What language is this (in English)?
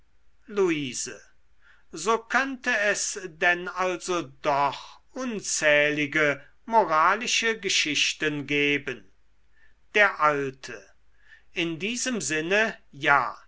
German